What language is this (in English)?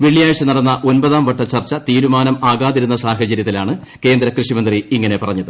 Malayalam